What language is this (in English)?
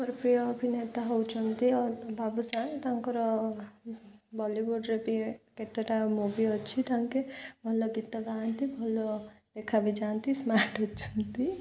Odia